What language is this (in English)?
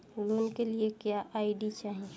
Bhojpuri